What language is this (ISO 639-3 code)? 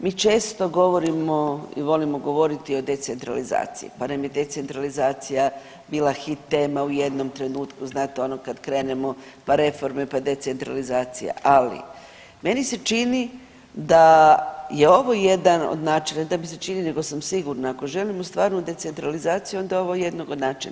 hrv